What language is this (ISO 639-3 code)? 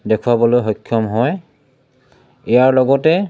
asm